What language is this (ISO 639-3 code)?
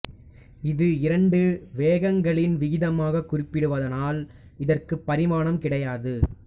tam